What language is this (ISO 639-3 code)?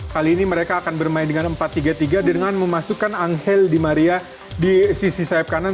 ind